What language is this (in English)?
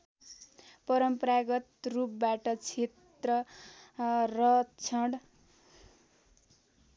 Nepali